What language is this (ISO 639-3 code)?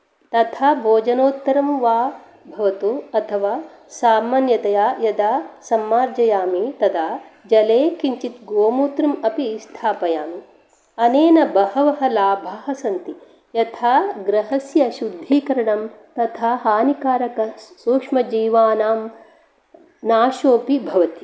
san